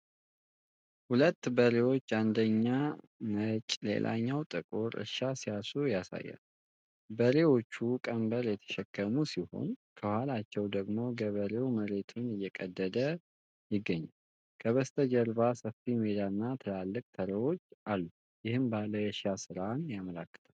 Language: Amharic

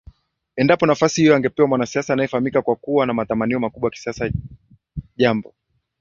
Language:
Swahili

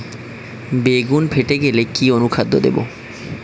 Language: Bangla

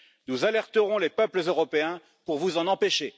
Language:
French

